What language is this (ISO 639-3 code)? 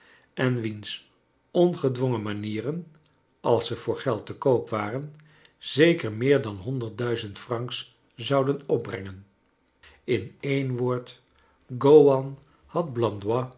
nld